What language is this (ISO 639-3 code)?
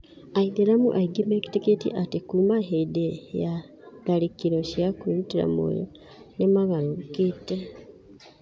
kik